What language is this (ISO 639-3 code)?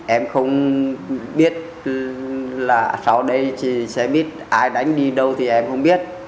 vie